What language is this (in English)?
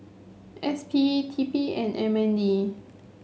English